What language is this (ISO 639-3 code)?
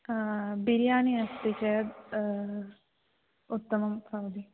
san